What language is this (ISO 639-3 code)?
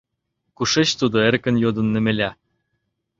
chm